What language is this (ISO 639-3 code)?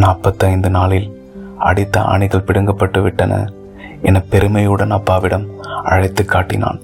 tam